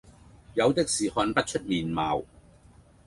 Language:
Cantonese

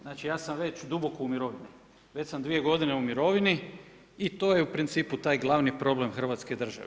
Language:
Croatian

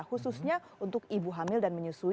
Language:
Indonesian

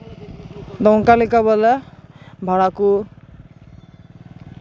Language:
Santali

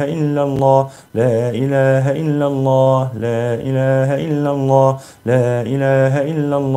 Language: Arabic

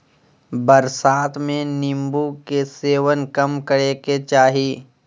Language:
Magahi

